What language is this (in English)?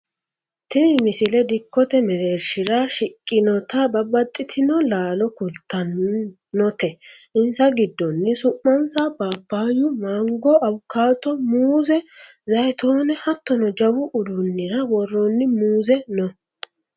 Sidamo